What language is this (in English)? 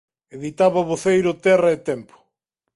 Galician